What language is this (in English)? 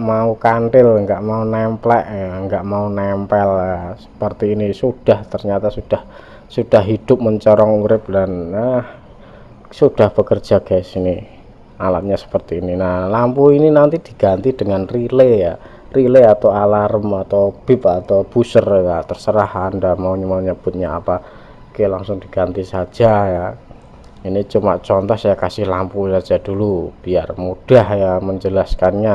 Indonesian